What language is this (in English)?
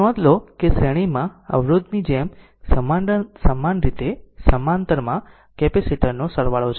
Gujarati